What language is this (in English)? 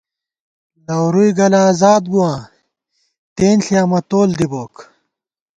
Gawar-Bati